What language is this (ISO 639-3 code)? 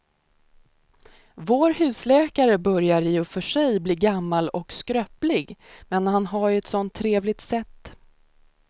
swe